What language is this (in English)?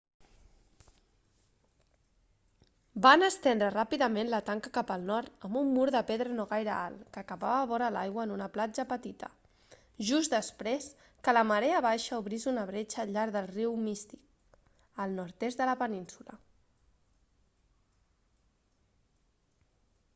Catalan